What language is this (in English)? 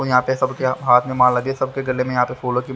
Hindi